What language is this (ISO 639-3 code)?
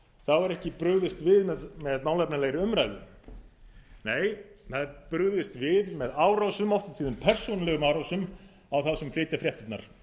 isl